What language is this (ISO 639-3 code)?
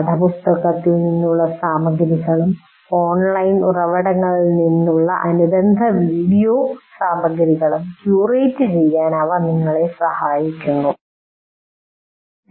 mal